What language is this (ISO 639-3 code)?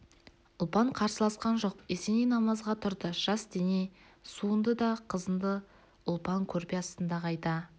kaz